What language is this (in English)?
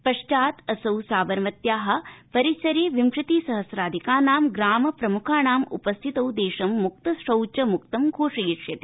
Sanskrit